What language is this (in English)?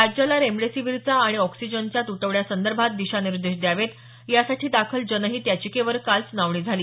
Marathi